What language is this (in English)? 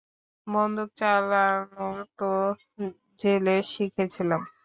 Bangla